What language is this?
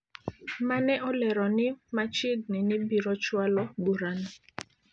Luo (Kenya and Tanzania)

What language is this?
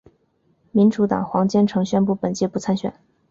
Chinese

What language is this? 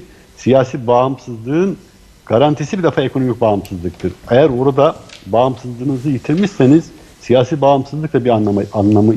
Turkish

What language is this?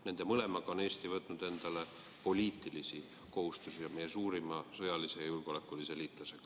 Estonian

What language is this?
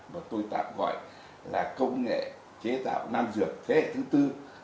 Vietnamese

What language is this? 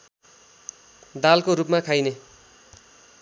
Nepali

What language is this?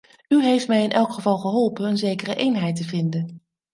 Dutch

